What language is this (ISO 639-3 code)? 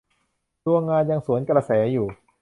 tha